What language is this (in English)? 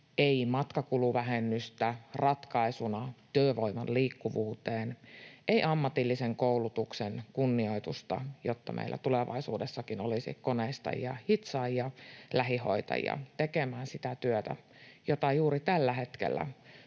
Finnish